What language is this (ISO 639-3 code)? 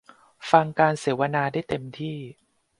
tha